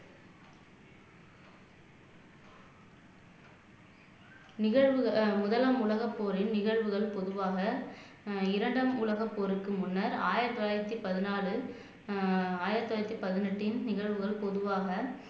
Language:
Tamil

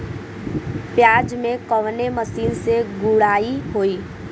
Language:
Bhojpuri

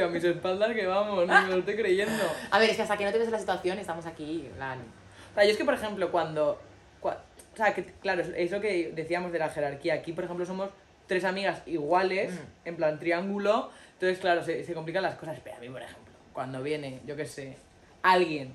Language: Spanish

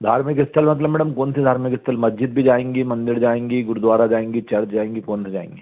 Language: Hindi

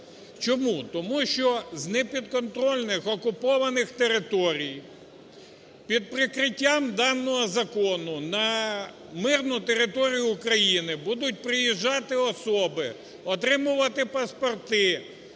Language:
Ukrainian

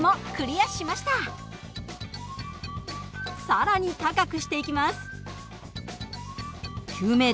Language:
Japanese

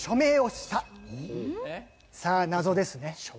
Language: Japanese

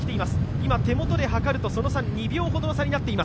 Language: Japanese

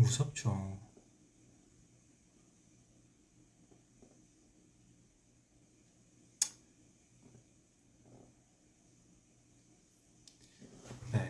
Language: Korean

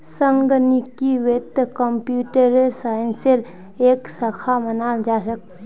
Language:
Magahi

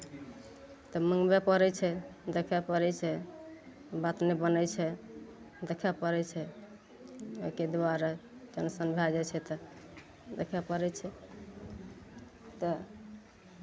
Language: Maithili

